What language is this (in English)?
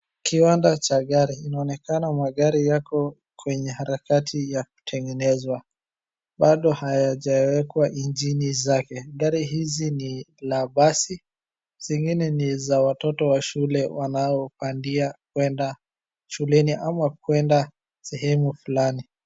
Swahili